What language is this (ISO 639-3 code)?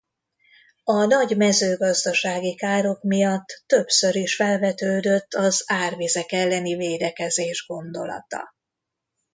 hun